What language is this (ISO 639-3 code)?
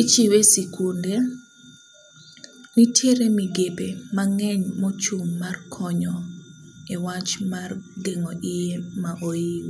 luo